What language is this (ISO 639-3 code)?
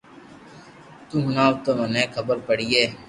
lrk